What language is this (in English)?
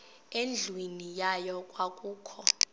Xhosa